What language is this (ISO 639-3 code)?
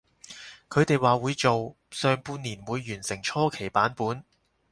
yue